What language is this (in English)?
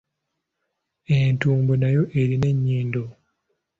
Ganda